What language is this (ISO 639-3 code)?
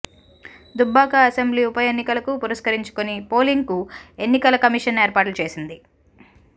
tel